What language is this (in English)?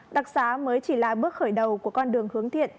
Vietnamese